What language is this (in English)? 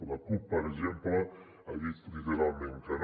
Catalan